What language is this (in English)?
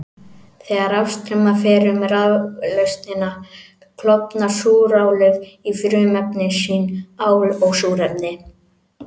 Icelandic